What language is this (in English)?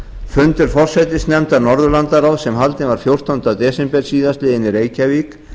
Icelandic